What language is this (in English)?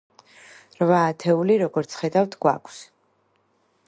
Georgian